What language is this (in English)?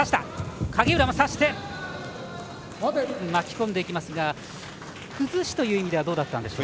Japanese